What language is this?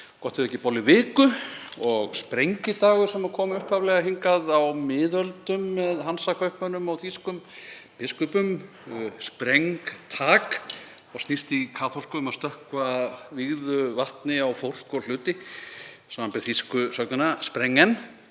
Icelandic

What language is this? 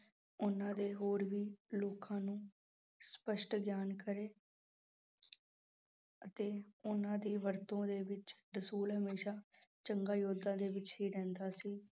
Punjabi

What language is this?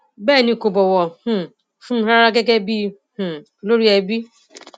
Yoruba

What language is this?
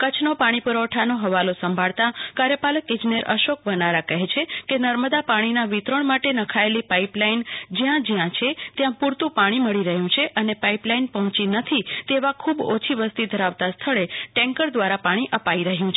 Gujarati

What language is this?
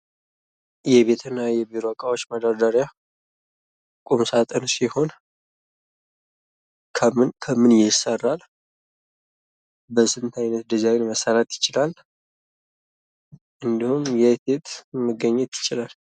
Amharic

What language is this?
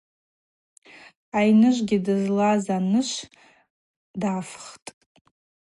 Abaza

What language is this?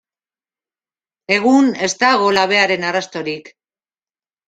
Basque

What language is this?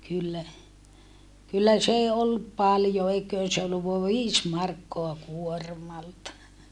Finnish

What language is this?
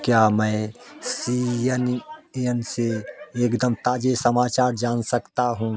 Hindi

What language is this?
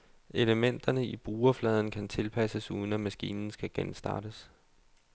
Danish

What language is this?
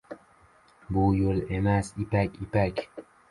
Uzbek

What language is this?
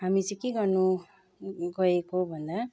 Nepali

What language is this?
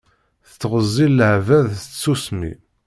Kabyle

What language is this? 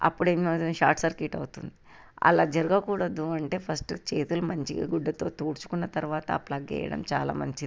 Telugu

